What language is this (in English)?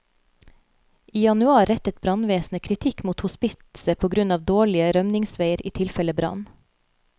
Norwegian